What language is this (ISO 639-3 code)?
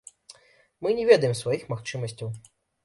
bel